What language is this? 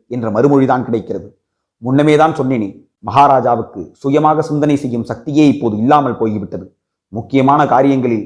Tamil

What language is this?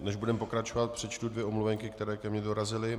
Czech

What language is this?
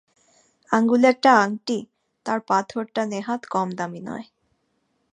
Bangla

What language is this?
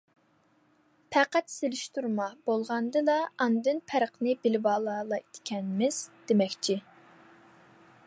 Uyghur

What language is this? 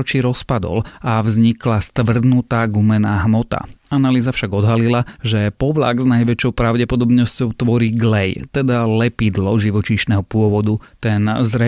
Slovak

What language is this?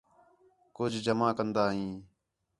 Khetrani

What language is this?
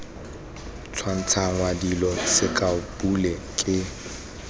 Tswana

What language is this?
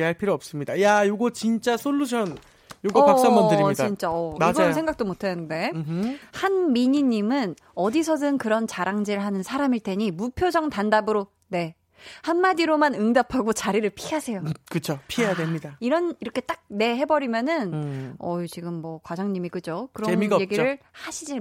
Korean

